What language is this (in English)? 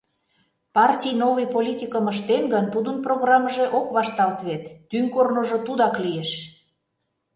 Mari